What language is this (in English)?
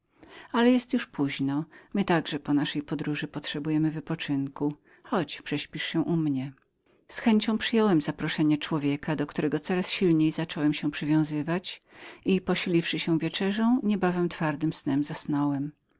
Polish